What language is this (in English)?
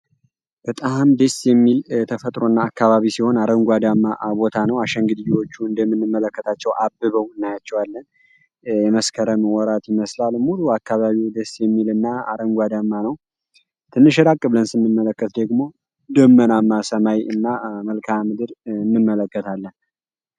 Amharic